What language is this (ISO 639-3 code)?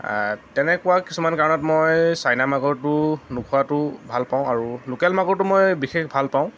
asm